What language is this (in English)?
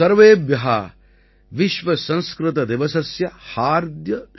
Tamil